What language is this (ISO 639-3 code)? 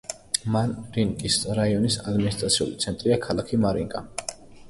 kat